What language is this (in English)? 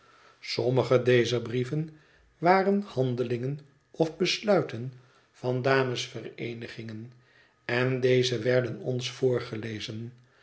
Dutch